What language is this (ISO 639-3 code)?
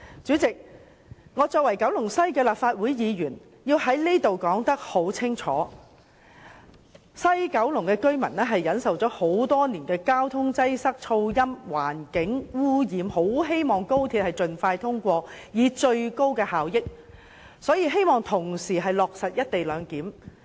yue